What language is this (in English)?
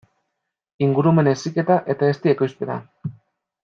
Basque